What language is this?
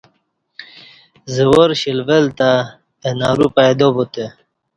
Kati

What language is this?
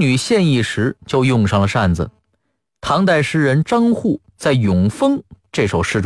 Chinese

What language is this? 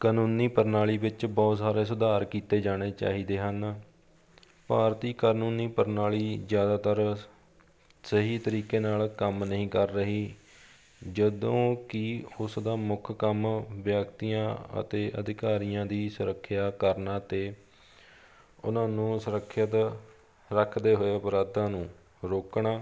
Punjabi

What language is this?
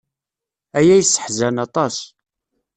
Kabyle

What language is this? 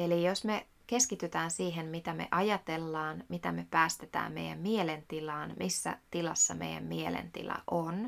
Finnish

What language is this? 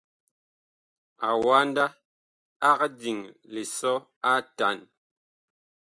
Bakoko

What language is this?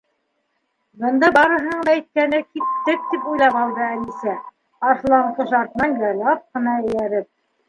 Bashkir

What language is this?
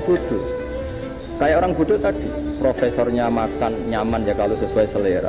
Indonesian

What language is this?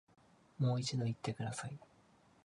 Japanese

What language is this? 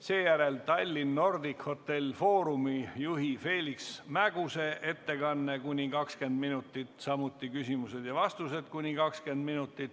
Estonian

